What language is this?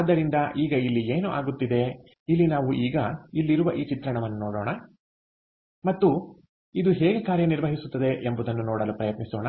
Kannada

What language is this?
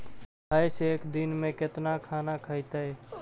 Magahi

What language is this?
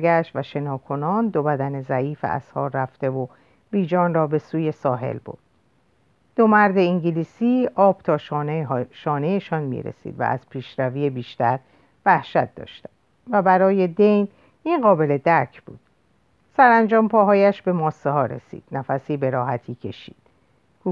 Persian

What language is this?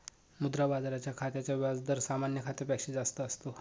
Marathi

